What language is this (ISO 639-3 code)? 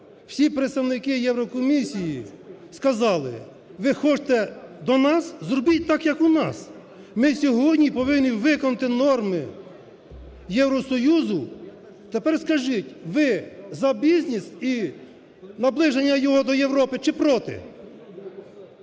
ukr